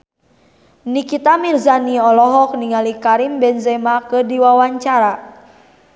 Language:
Sundanese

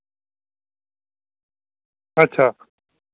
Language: Dogri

